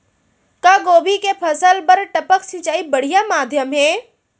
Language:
Chhattisgarhi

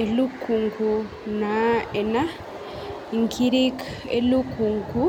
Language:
Masai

